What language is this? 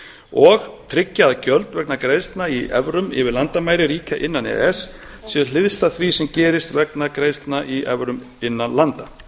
Icelandic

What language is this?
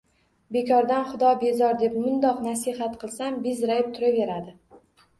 Uzbek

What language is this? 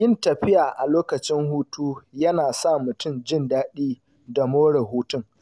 Hausa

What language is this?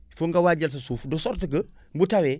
Wolof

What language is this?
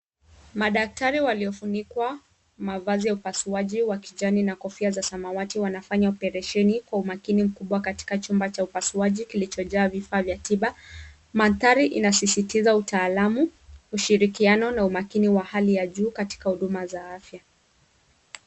Swahili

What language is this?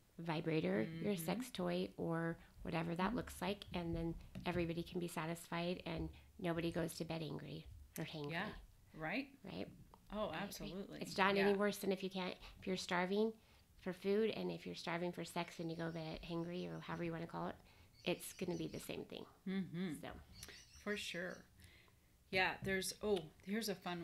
English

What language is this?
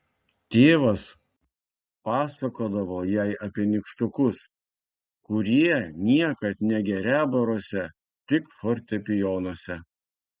Lithuanian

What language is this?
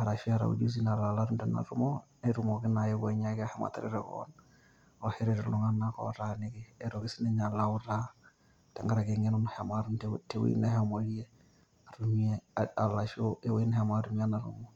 Masai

